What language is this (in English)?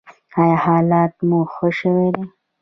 Pashto